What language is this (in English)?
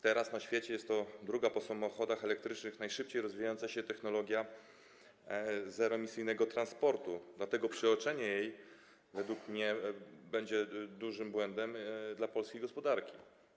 Polish